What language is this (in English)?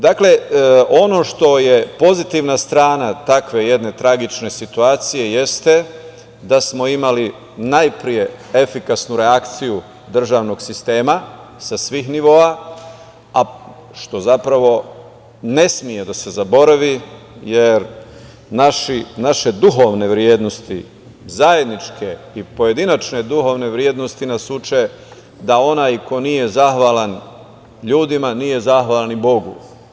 Serbian